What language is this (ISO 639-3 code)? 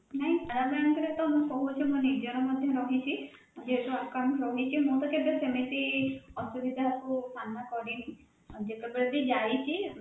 ori